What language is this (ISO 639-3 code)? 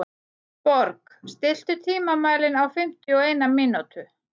isl